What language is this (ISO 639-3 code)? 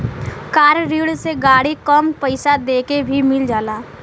bho